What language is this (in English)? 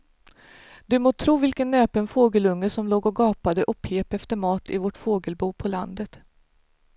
Swedish